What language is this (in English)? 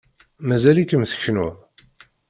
Kabyle